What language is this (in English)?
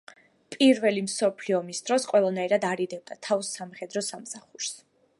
Georgian